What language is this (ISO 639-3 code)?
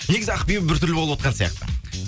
kaz